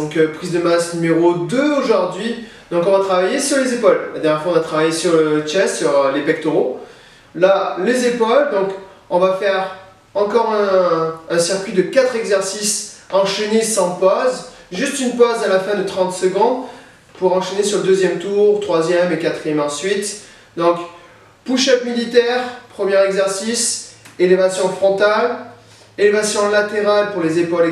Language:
French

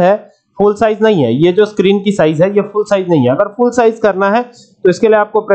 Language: Hindi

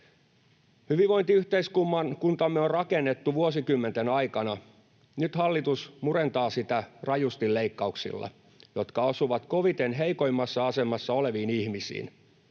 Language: Finnish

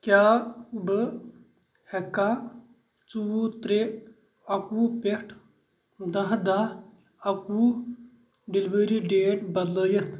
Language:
Kashmiri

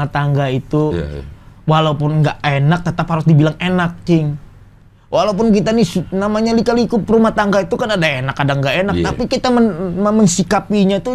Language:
Indonesian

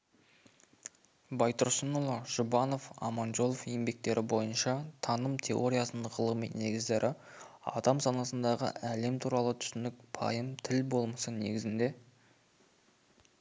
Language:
Kazakh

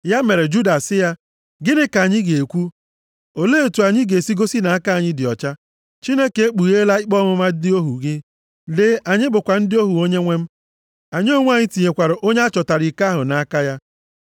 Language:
Igbo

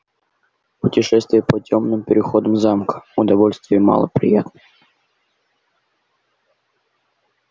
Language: Russian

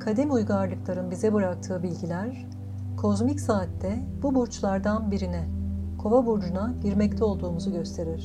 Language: Turkish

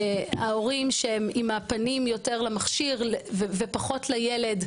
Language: Hebrew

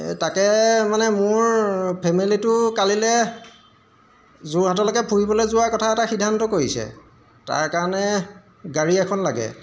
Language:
Assamese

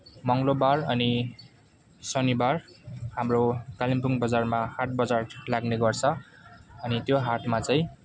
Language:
Nepali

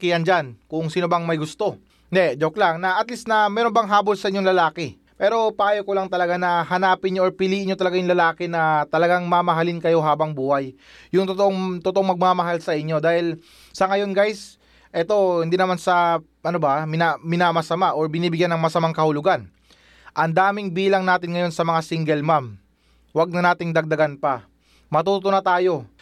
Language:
Filipino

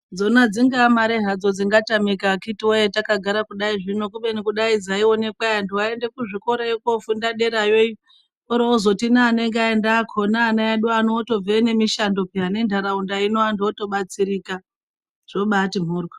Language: Ndau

